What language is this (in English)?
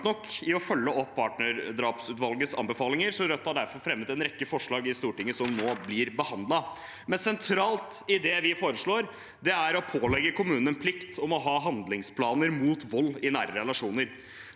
Norwegian